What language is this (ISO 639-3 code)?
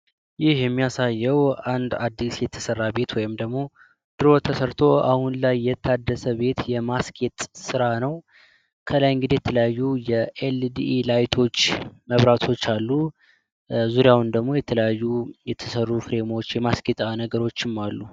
amh